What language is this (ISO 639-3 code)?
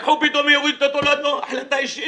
heb